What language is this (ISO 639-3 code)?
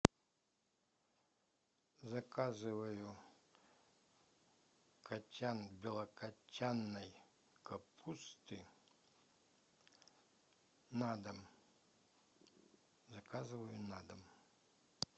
rus